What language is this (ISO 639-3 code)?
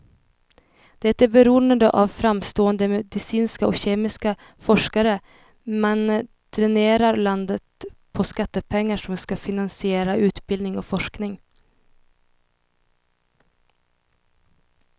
swe